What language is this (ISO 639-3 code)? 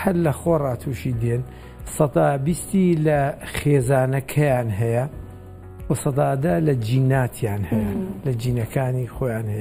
ara